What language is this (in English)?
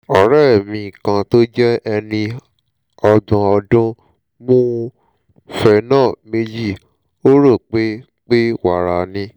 Yoruba